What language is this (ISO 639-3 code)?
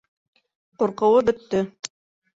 bak